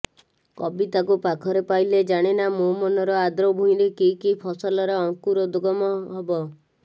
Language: Odia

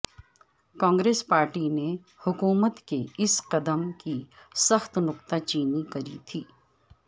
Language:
Urdu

